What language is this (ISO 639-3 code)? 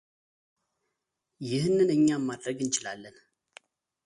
amh